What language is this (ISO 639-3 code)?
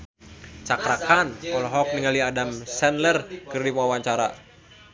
sun